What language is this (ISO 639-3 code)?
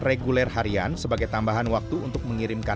ind